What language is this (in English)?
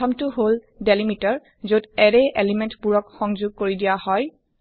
Assamese